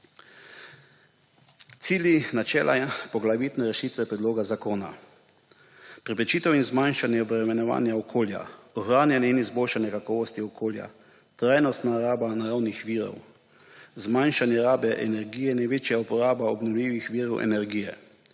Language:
Slovenian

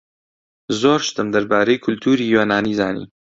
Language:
Central Kurdish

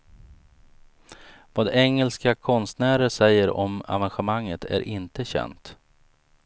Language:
Swedish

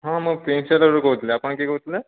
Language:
Odia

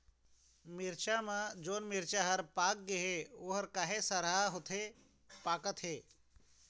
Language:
Chhattisgarhi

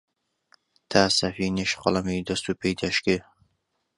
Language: Central Kurdish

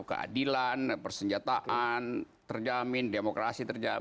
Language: Indonesian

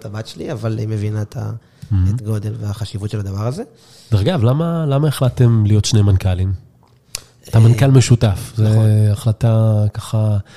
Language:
Hebrew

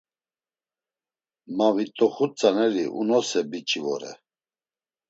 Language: Laz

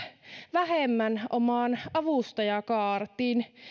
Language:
Finnish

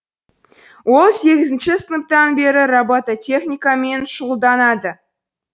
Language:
Kazakh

